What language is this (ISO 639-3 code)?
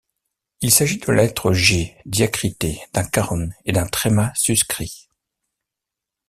fra